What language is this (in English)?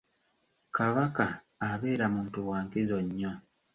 Ganda